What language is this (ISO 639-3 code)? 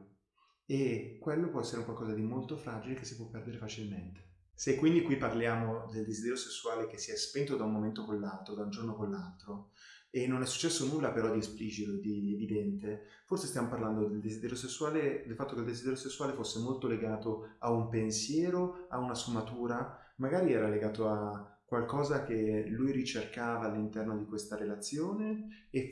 ita